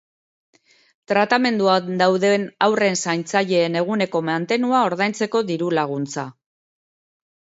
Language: Basque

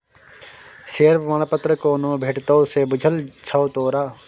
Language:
Maithili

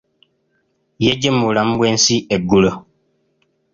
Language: Ganda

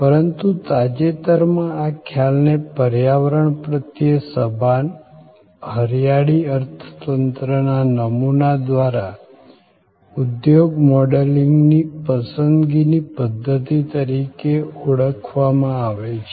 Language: Gujarati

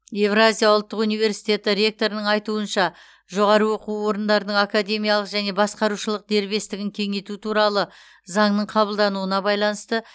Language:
Kazakh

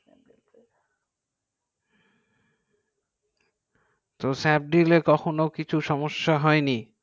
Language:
Bangla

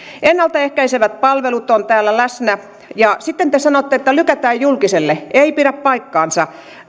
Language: Finnish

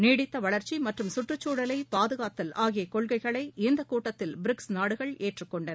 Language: Tamil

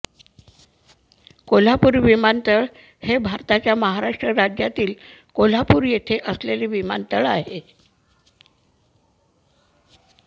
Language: Marathi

